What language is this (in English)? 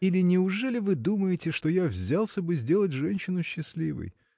Russian